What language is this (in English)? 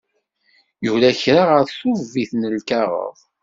Kabyle